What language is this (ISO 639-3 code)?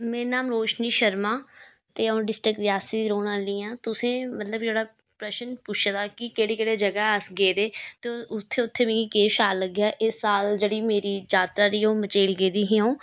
doi